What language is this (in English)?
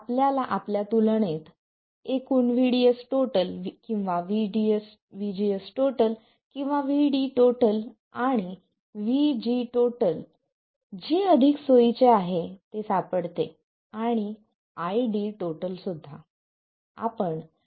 Marathi